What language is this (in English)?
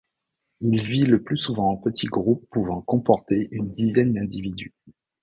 French